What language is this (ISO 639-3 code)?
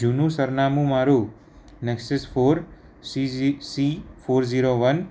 guj